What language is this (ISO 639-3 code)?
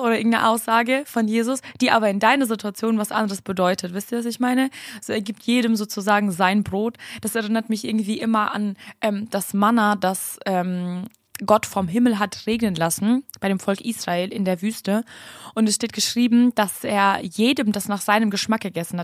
deu